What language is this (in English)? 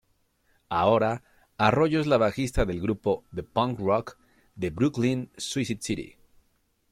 Spanish